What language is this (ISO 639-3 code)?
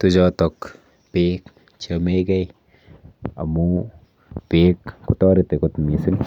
kln